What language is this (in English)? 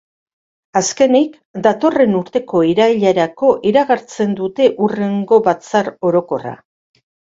Basque